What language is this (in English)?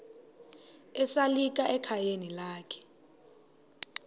Xhosa